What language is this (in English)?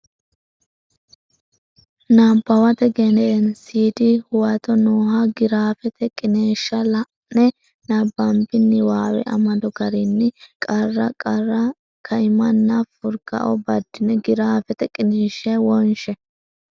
Sidamo